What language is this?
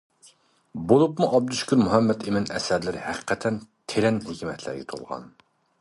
Uyghur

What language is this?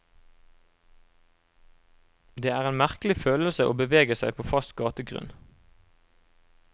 Norwegian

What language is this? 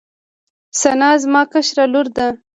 Pashto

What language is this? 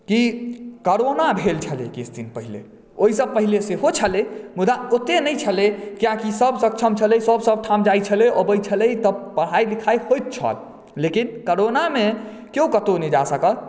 Maithili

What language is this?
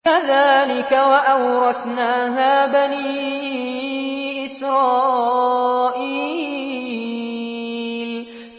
Arabic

